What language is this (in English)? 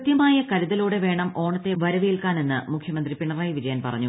Malayalam